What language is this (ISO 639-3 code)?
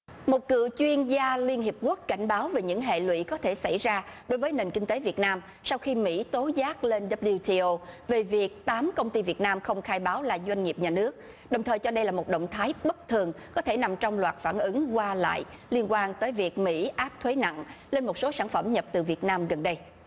vie